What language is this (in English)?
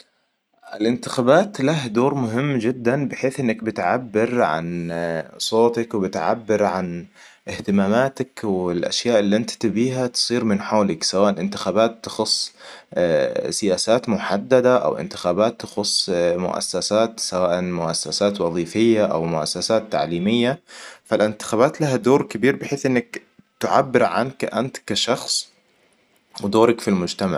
Hijazi Arabic